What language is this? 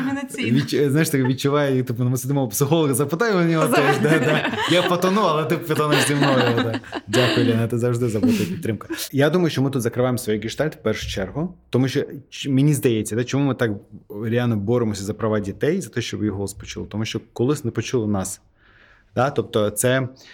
Ukrainian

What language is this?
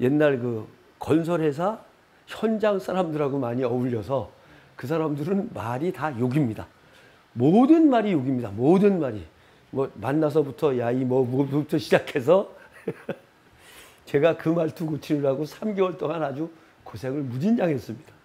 Korean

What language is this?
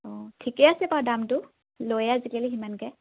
Assamese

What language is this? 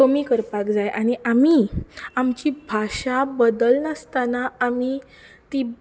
Konkani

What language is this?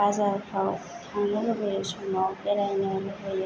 Bodo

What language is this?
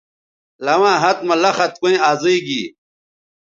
Bateri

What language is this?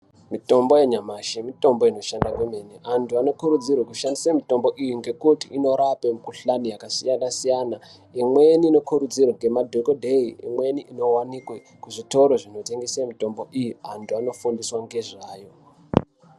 Ndau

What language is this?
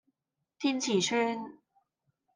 Cantonese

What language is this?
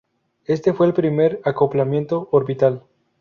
Spanish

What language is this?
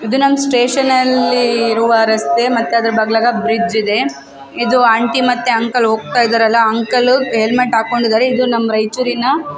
Kannada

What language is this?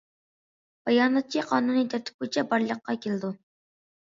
Uyghur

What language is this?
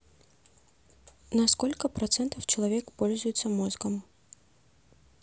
Russian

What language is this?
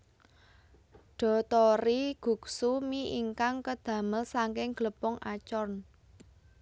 Javanese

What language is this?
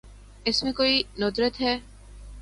Urdu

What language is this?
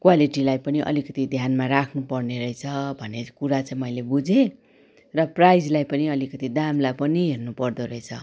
Nepali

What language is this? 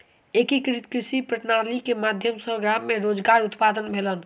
Maithili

